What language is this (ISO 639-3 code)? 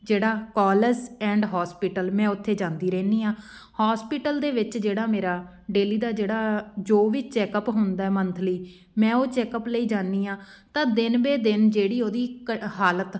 pan